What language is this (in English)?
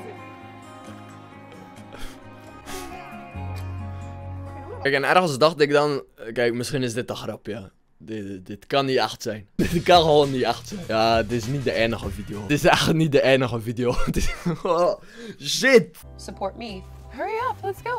Dutch